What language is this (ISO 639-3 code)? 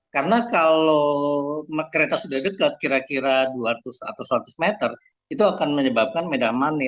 ind